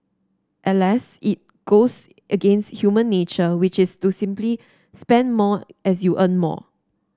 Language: English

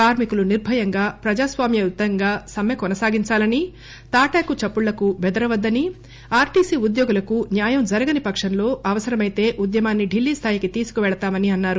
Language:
Telugu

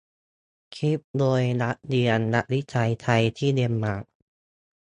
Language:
Thai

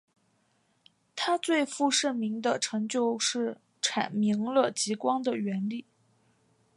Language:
Chinese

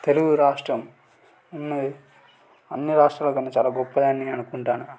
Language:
Telugu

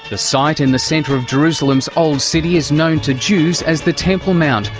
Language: English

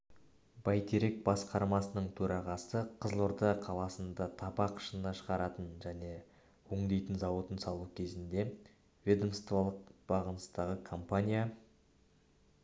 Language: Kazakh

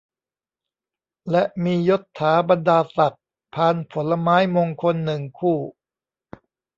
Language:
Thai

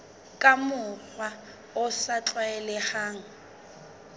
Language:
Southern Sotho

